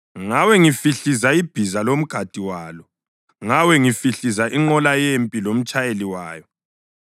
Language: North Ndebele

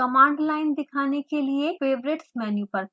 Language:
Hindi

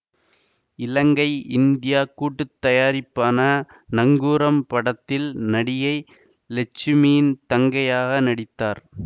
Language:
Tamil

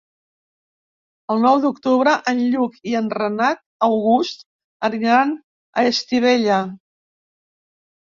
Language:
Catalan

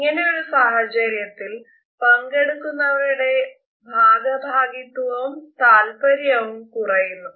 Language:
Malayalam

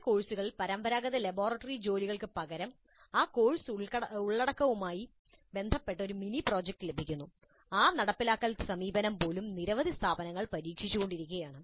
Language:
Malayalam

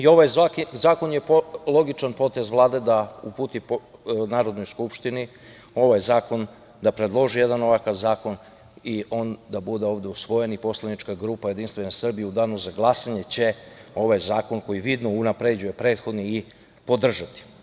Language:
Serbian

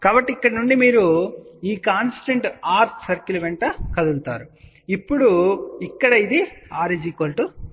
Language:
Telugu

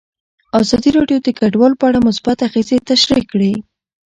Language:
Pashto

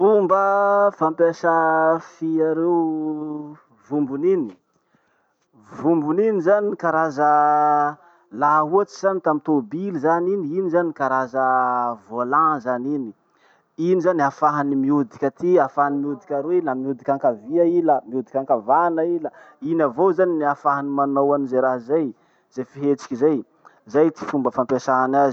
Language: Masikoro Malagasy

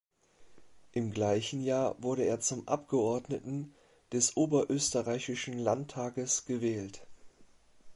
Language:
German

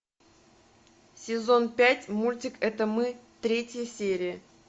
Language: Russian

